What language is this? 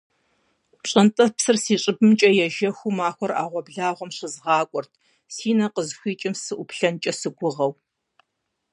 Kabardian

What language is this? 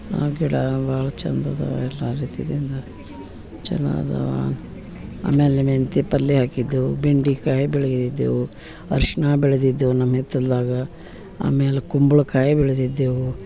Kannada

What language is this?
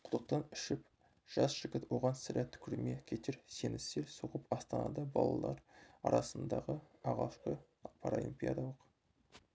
Kazakh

